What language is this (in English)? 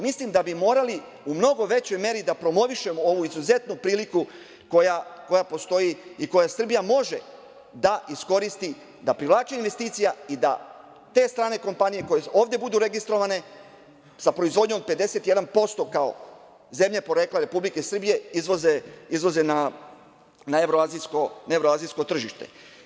Serbian